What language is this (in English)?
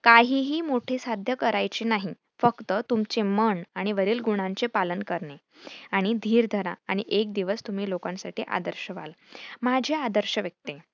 Marathi